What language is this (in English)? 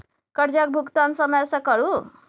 Maithili